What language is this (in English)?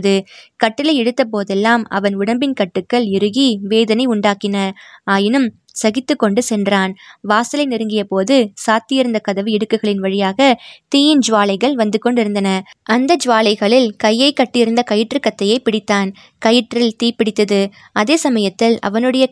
Tamil